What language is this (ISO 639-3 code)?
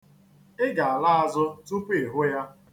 ibo